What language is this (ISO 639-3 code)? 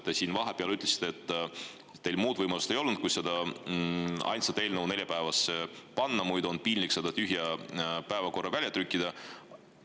est